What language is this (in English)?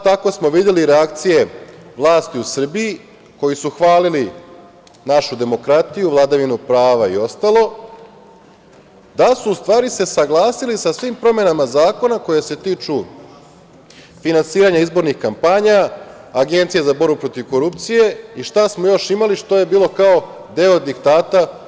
Serbian